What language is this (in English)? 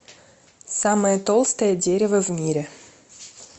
Russian